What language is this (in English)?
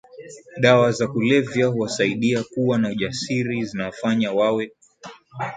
Swahili